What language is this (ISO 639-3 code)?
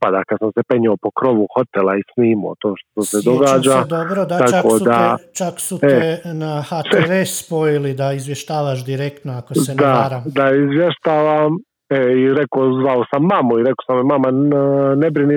hrv